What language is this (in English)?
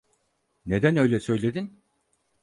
Turkish